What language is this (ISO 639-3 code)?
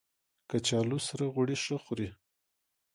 pus